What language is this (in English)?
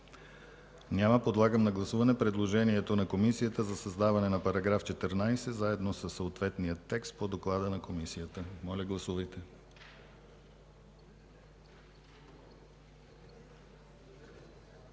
Bulgarian